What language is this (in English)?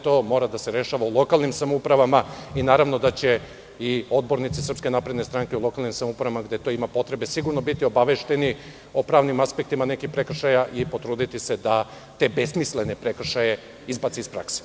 Serbian